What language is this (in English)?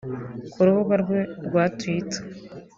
Kinyarwanda